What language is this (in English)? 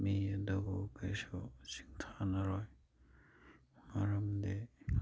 Manipuri